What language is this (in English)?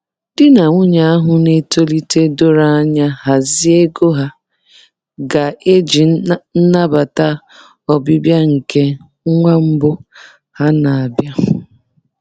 Igbo